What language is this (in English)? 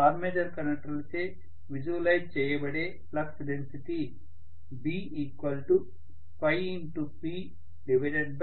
Telugu